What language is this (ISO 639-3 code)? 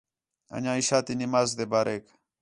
xhe